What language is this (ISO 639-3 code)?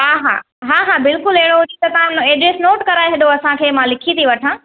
snd